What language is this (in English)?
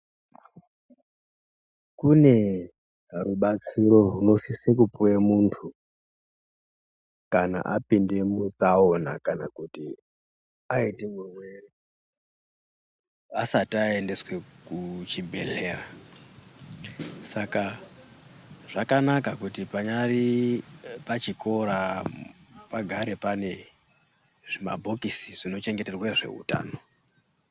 Ndau